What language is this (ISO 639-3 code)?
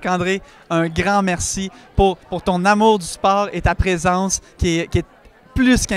fra